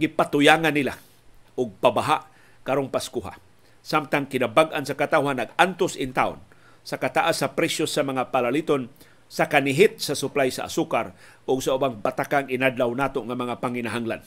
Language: Filipino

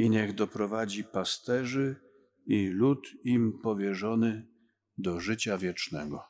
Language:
Polish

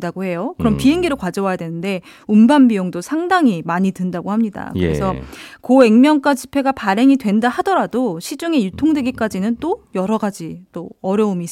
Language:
Korean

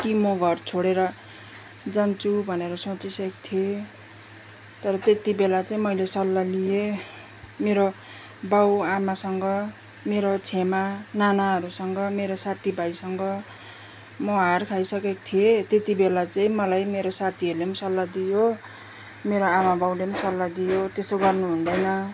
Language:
Nepali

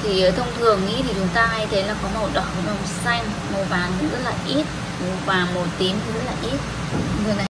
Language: Vietnamese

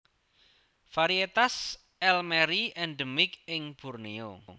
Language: Javanese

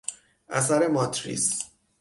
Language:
Persian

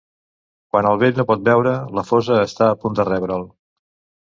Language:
Catalan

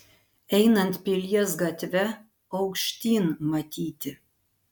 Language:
Lithuanian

